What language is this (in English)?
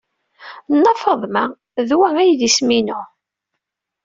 Kabyle